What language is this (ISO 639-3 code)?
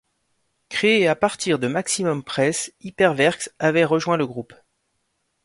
fra